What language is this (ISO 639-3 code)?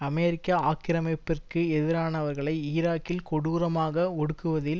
tam